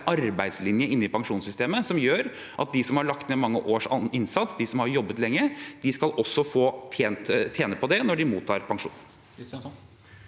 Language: Norwegian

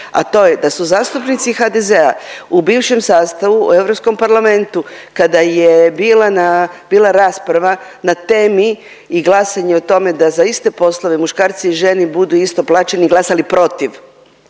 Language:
Croatian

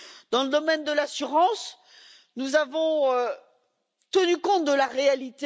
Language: French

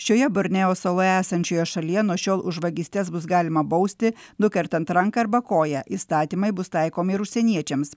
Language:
Lithuanian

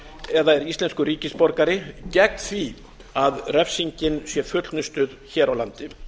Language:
Icelandic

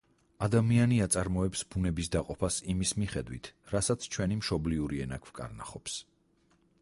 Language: Georgian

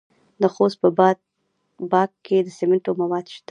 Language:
Pashto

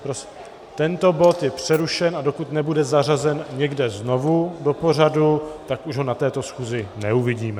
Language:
Czech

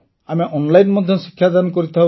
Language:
Odia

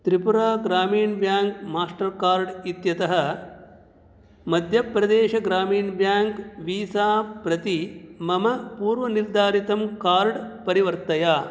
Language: Sanskrit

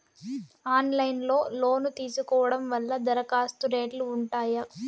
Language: Telugu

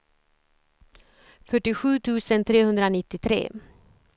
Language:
Swedish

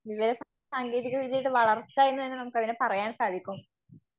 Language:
Malayalam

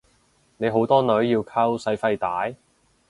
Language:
Cantonese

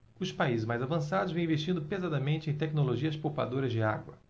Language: Portuguese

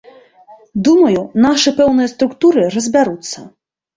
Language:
Belarusian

